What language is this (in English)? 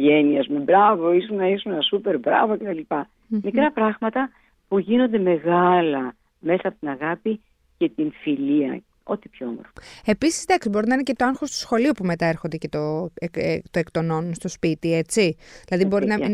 Greek